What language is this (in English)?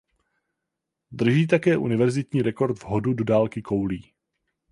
Czech